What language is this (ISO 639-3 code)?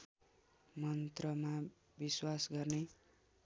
nep